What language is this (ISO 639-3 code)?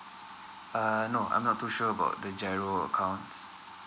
eng